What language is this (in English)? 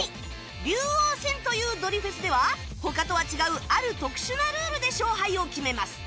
Japanese